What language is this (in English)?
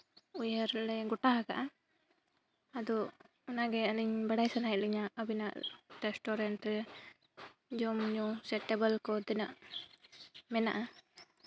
Santali